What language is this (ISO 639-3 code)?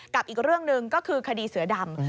tha